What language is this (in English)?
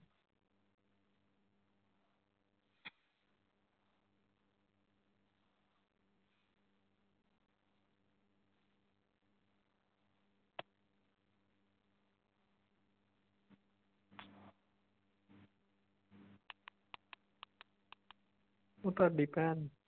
Punjabi